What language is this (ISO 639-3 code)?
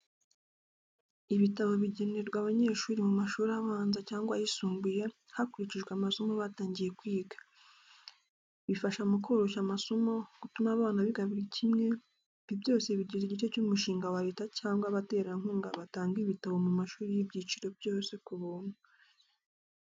kin